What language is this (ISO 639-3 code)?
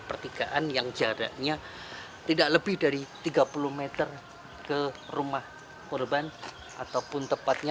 ind